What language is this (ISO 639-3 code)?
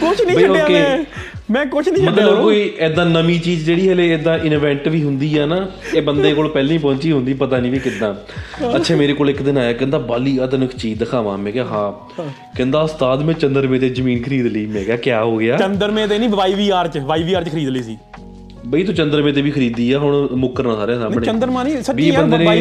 pan